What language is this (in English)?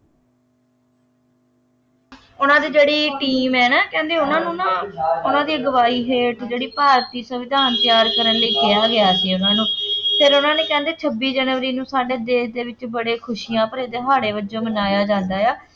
Punjabi